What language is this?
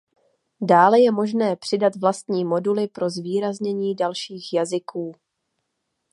Czech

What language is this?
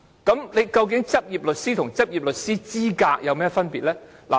Cantonese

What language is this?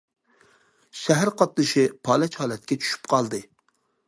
Uyghur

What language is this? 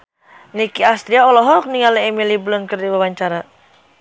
Sundanese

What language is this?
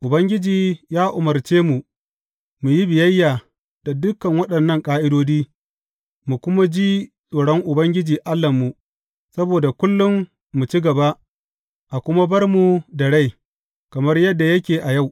Hausa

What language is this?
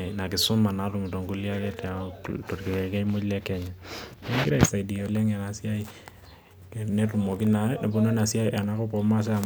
Masai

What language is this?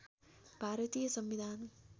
Nepali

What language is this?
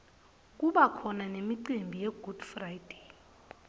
Swati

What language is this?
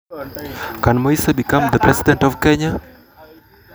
Luo (Kenya and Tanzania)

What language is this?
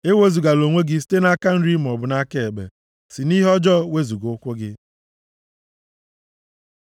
Igbo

